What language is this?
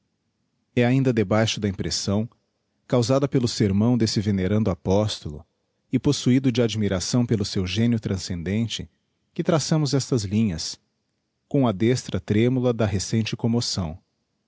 Portuguese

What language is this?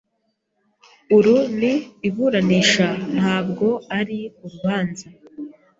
Kinyarwanda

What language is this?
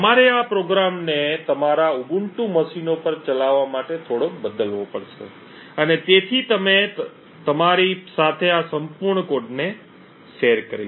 Gujarati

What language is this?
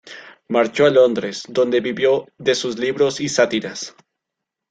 Spanish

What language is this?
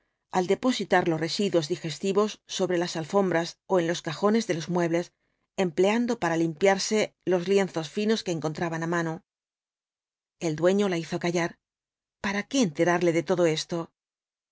Spanish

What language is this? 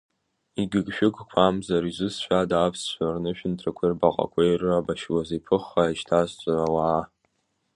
Abkhazian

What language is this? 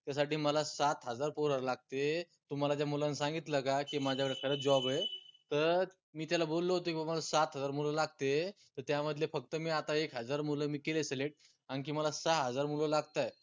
Marathi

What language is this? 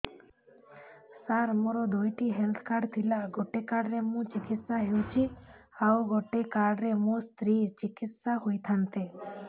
Odia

